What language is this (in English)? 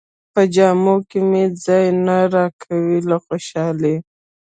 Pashto